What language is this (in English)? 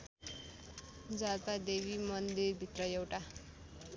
Nepali